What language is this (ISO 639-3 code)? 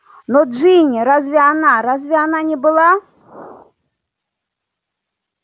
rus